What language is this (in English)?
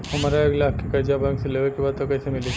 Bhojpuri